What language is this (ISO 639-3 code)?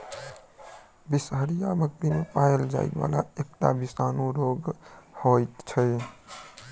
mai